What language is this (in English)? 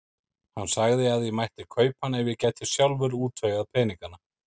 Icelandic